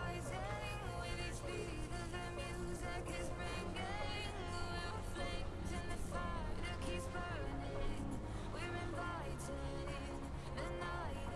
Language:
Indonesian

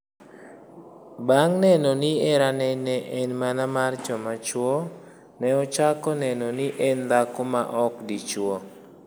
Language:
Luo (Kenya and Tanzania)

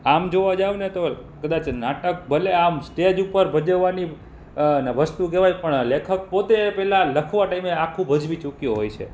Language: Gujarati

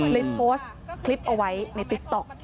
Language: Thai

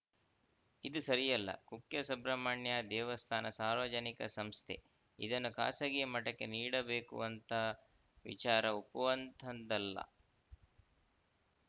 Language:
Kannada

